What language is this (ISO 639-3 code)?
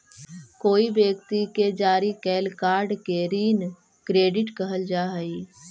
mag